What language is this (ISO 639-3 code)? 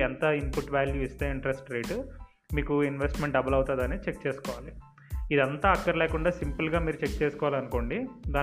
tel